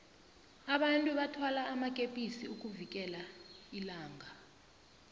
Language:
South Ndebele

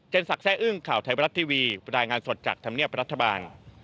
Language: Thai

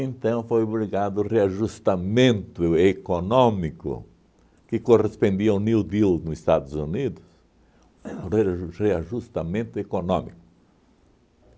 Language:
Portuguese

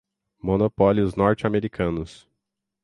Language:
Portuguese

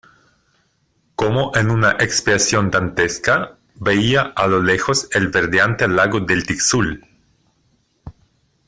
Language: Spanish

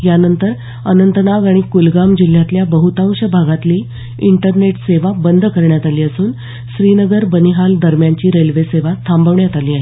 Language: Marathi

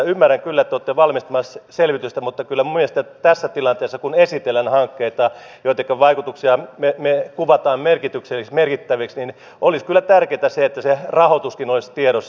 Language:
Finnish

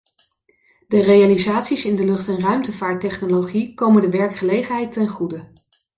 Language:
Dutch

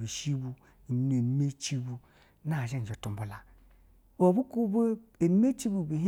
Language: Basa (Nigeria)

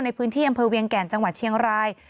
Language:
Thai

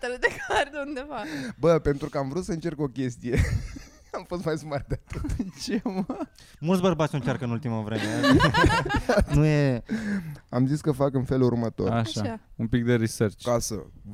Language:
Romanian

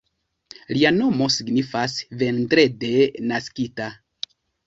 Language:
Esperanto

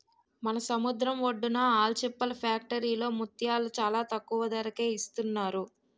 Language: Telugu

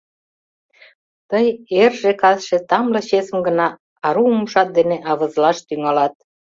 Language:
Mari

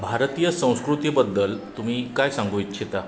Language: Marathi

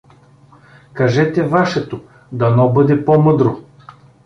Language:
Bulgarian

